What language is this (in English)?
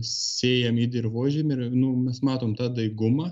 Lithuanian